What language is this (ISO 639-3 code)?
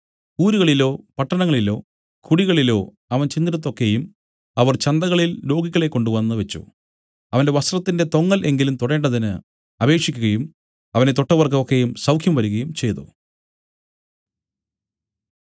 mal